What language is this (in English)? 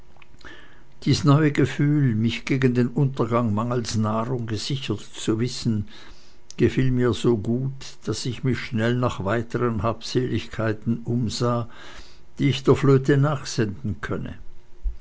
German